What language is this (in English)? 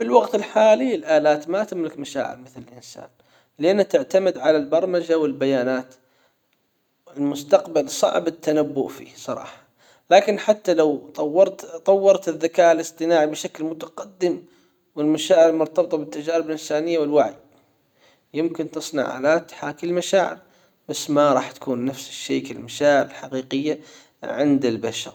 Hijazi Arabic